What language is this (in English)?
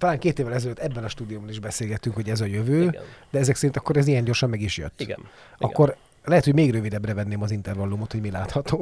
Hungarian